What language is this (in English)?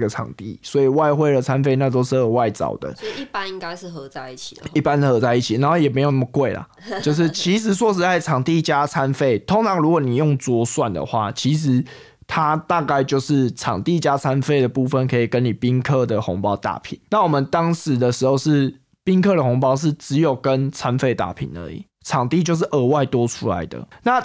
Chinese